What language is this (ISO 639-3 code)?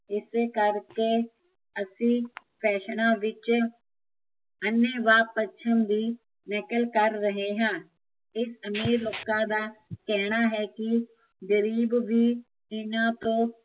pan